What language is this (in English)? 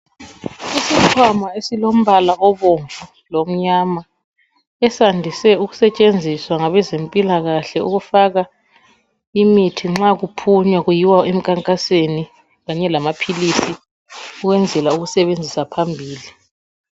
North Ndebele